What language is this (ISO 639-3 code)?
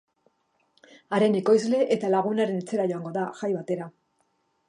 eus